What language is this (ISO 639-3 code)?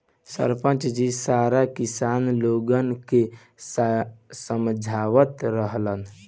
bho